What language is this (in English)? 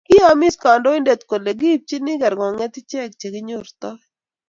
Kalenjin